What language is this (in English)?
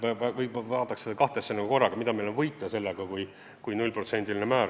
Estonian